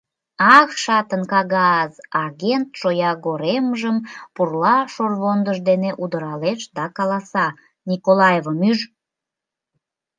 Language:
Mari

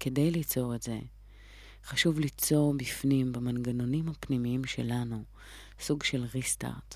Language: Hebrew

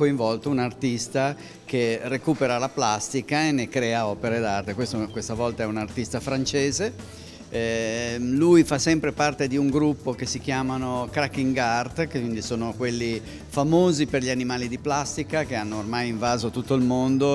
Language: Italian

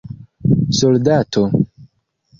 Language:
Esperanto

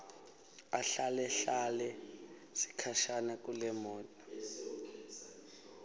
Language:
Swati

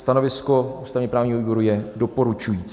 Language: Czech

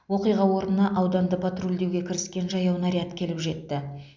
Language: Kazakh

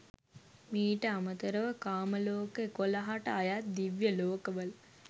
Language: Sinhala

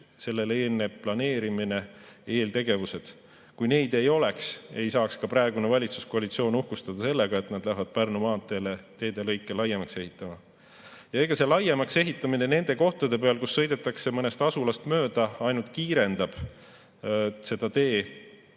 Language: Estonian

